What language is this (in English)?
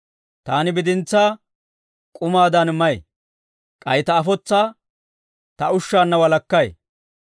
Dawro